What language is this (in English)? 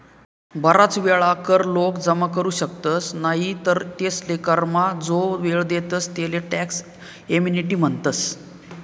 Marathi